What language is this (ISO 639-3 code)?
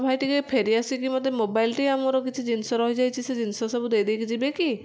ori